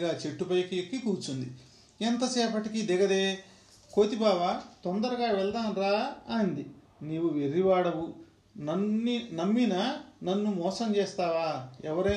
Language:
Telugu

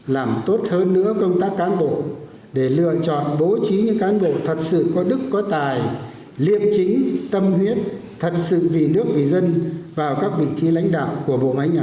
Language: Vietnamese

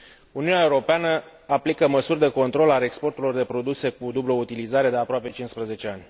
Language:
Romanian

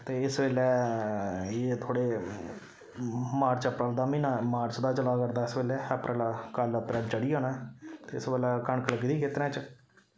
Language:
Dogri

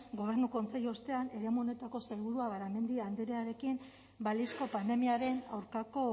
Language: Basque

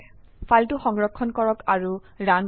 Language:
Assamese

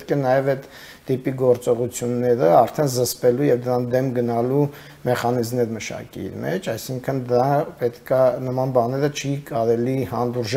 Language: Romanian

